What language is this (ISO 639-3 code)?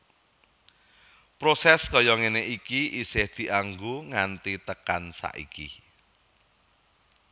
jav